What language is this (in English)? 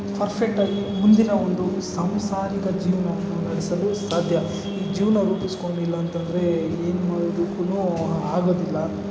Kannada